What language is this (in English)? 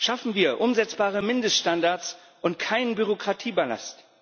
German